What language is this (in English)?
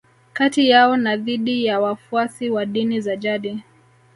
Swahili